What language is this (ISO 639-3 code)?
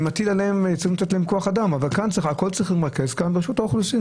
heb